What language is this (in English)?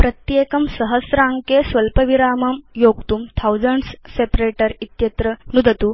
Sanskrit